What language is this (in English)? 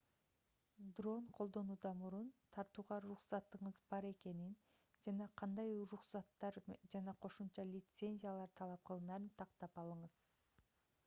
Kyrgyz